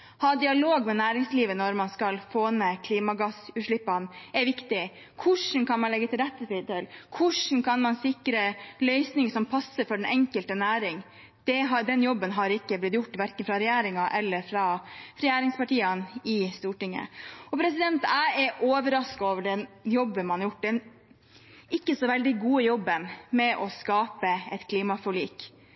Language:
Norwegian Bokmål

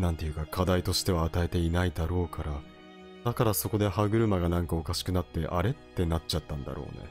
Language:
Japanese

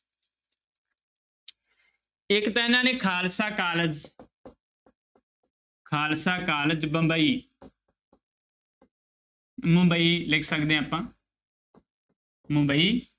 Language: Punjabi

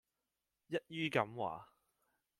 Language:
Cantonese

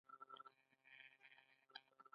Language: Pashto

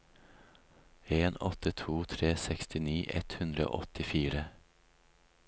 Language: Norwegian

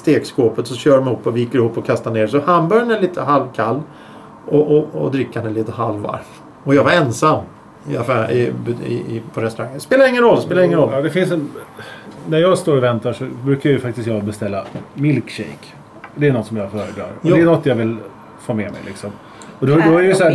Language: Swedish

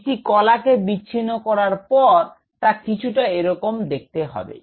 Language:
Bangla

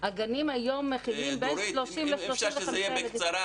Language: Hebrew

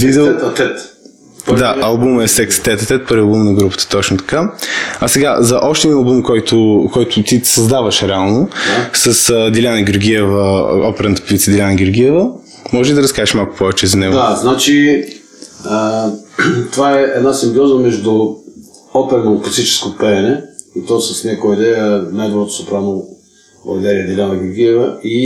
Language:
Bulgarian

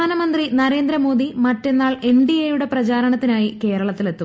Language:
Malayalam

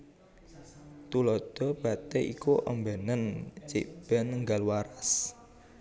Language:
Javanese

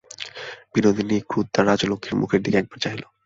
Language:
Bangla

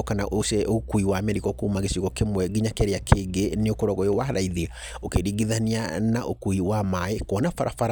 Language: Kikuyu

